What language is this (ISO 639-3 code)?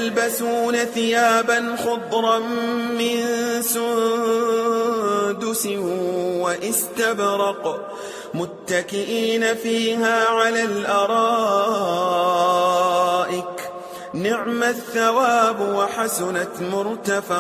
ara